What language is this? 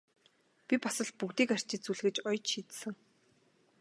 Mongolian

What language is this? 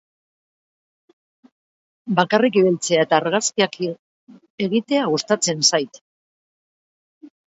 Basque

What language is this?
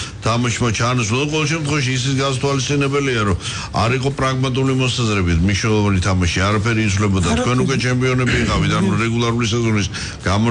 Romanian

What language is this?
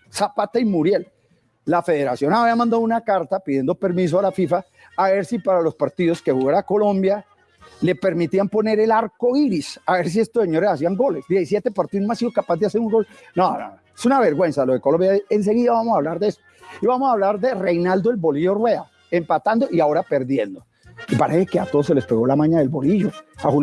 Spanish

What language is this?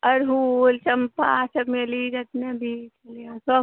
Maithili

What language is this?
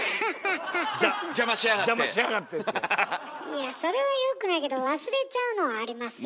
Japanese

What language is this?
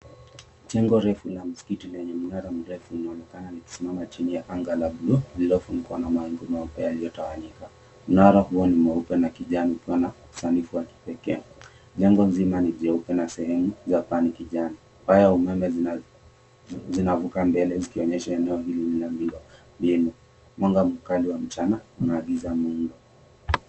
Swahili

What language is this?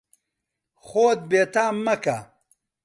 Central Kurdish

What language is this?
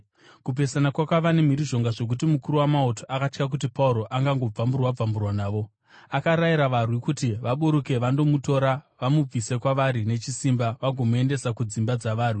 Shona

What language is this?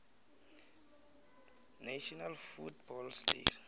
South Ndebele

